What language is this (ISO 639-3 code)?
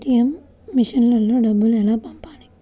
tel